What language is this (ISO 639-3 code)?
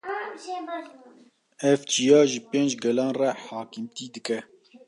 kur